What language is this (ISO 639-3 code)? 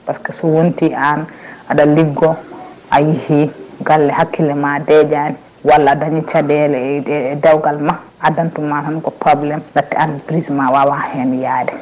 ful